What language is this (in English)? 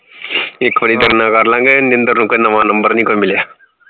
Punjabi